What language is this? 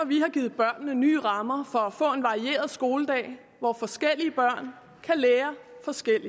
Danish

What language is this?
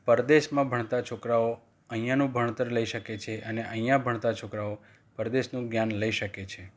Gujarati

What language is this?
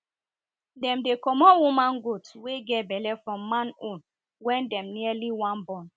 Nigerian Pidgin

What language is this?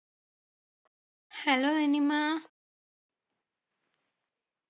Malayalam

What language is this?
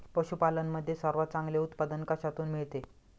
Marathi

